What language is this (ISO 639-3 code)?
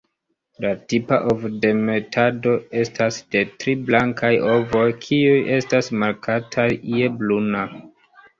epo